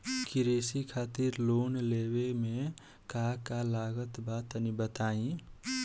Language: Bhojpuri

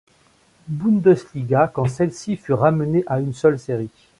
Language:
French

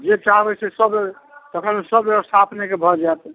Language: Maithili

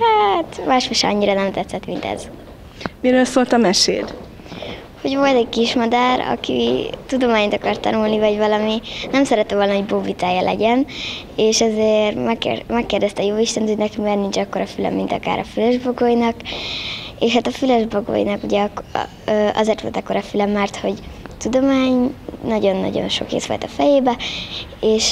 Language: Hungarian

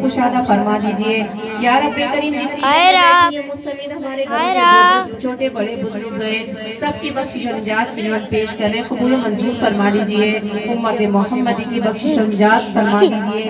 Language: Hindi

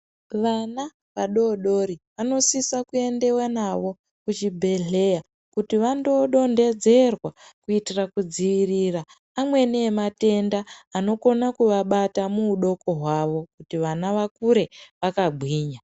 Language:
Ndau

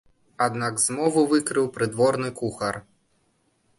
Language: Belarusian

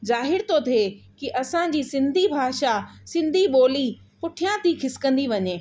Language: Sindhi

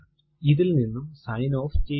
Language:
Malayalam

